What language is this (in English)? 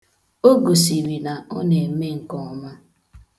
Igbo